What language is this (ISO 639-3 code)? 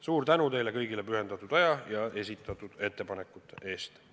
est